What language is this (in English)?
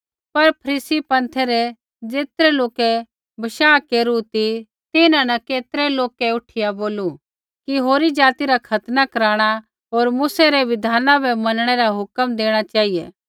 Kullu Pahari